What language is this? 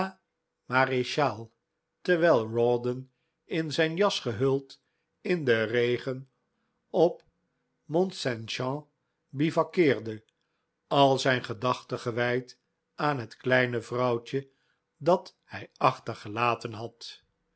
Dutch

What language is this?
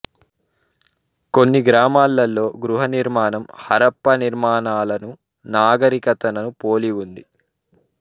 Telugu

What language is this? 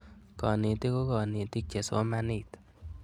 Kalenjin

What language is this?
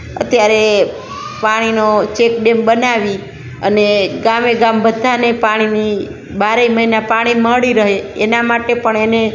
Gujarati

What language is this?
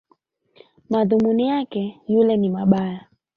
Swahili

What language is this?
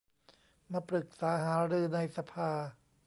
Thai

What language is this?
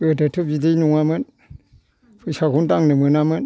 Bodo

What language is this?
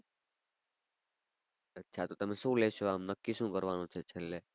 Gujarati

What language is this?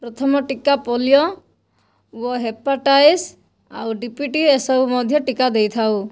Odia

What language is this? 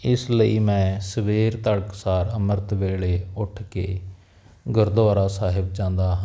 Punjabi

